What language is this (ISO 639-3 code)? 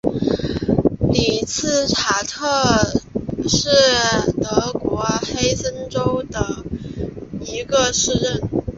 zho